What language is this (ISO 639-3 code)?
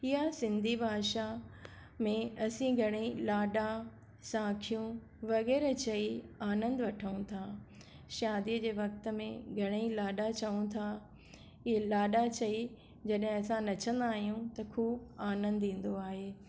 snd